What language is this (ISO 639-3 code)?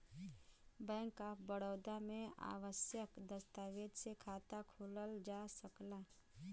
bho